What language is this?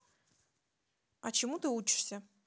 Russian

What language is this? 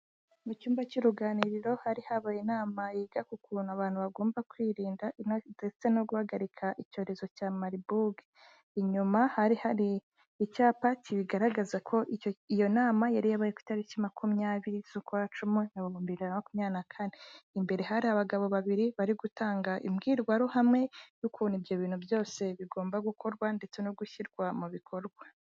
Kinyarwanda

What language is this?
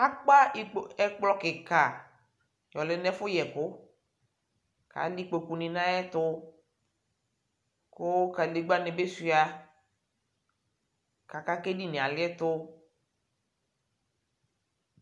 Ikposo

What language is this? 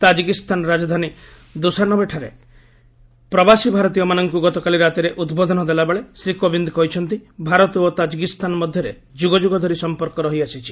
Odia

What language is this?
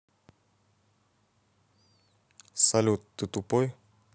Russian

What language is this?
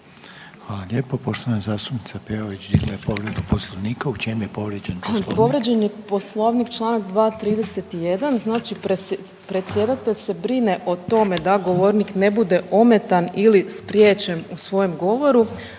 Croatian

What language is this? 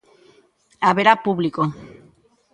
Galician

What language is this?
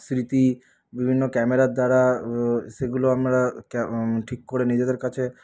Bangla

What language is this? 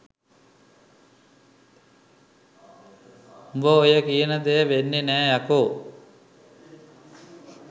Sinhala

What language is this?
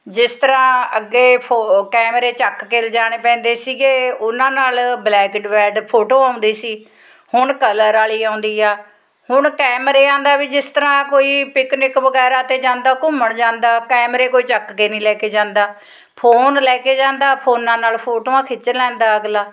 Punjabi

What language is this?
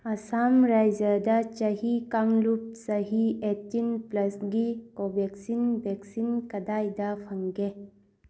Manipuri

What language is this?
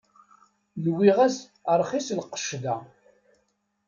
Kabyle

